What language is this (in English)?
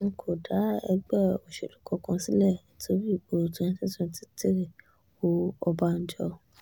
Yoruba